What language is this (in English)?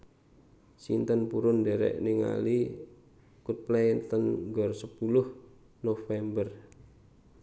Javanese